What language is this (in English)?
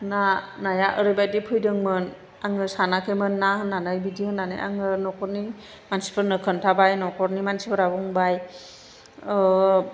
Bodo